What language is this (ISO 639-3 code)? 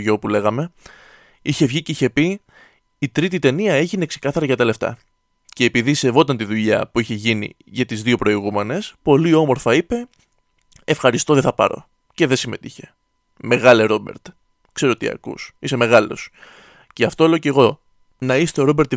ell